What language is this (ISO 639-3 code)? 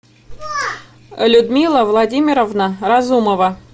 rus